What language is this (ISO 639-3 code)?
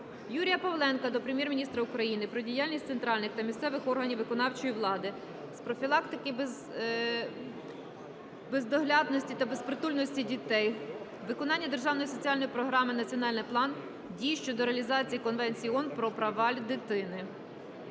ukr